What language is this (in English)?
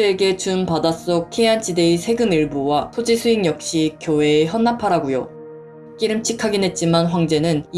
Korean